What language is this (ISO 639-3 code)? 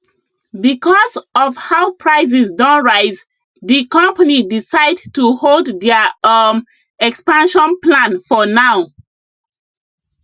pcm